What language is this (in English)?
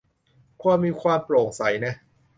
Thai